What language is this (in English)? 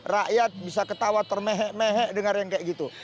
Indonesian